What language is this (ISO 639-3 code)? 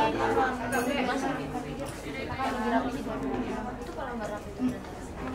ind